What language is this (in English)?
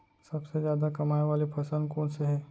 Chhattisgarhi